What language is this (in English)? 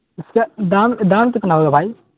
Urdu